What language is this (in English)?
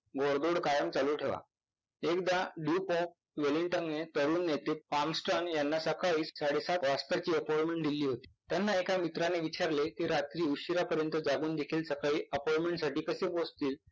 Marathi